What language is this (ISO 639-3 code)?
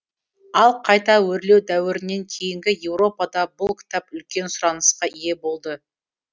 kaz